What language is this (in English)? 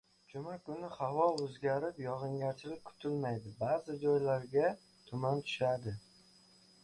Uzbek